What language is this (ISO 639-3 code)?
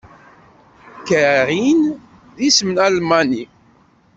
kab